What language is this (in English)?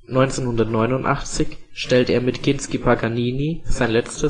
German